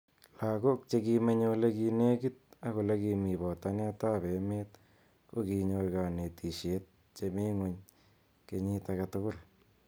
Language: Kalenjin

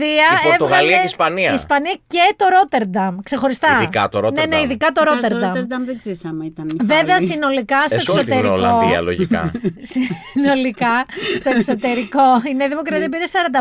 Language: Greek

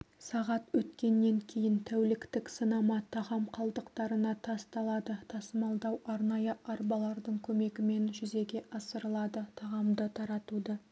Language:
Kazakh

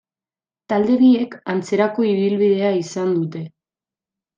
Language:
Basque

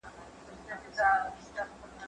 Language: Pashto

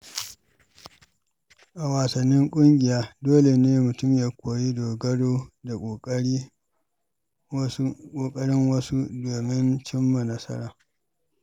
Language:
Hausa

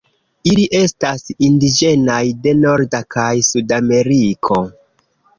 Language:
Esperanto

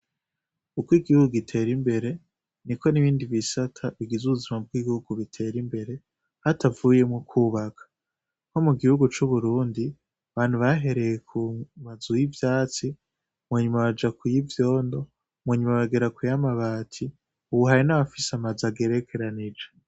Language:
Rundi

